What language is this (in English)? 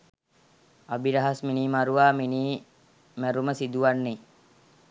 Sinhala